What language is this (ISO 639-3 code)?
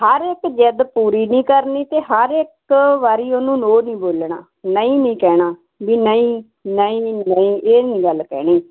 pan